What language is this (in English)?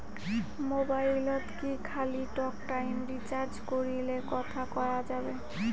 Bangla